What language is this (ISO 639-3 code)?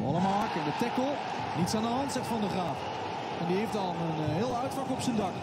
nld